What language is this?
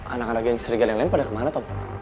Indonesian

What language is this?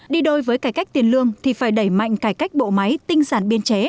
Vietnamese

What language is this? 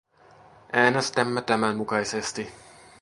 Finnish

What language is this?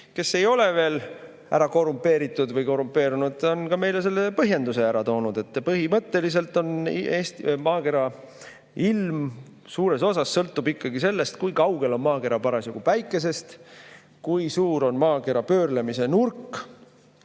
Estonian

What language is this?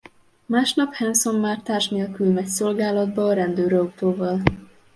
Hungarian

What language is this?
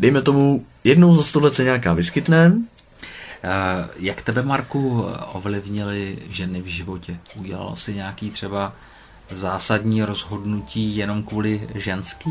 Czech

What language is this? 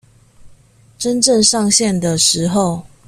Chinese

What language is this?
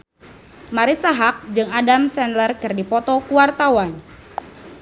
Sundanese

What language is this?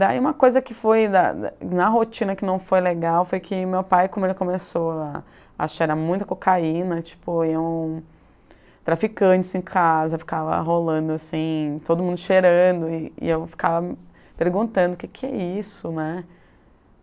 Portuguese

